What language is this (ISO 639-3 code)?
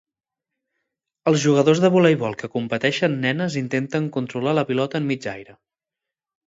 cat